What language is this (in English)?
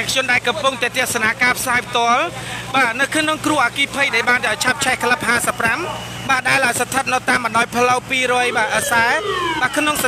Thai